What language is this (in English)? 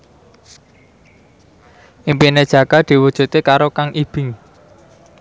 Javanese